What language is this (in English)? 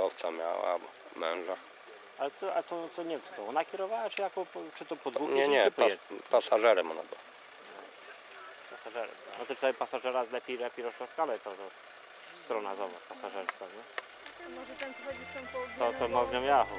Polish